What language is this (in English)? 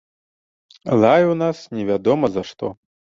Belarusian